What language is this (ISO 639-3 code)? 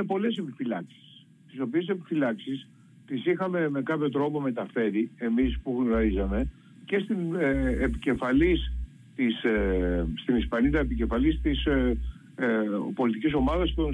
ell